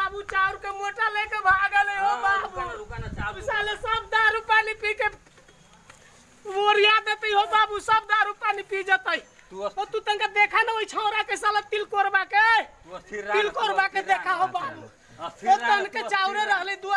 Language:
Indonesian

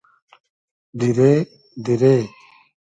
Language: Hazaragi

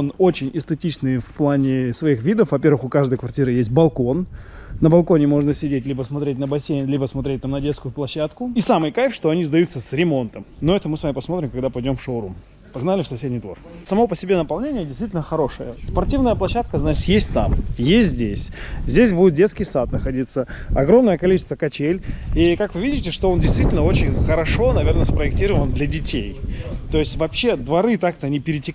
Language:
Russian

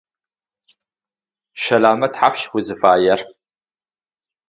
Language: Adyghe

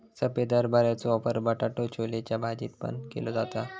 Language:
Marathi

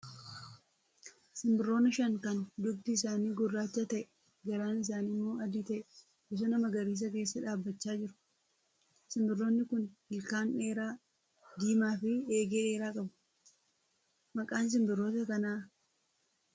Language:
Oromo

